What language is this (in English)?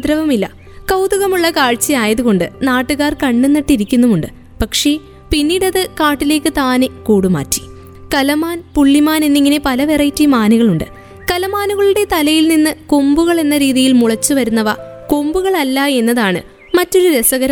Malayalam